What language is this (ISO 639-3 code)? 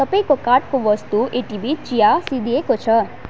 nep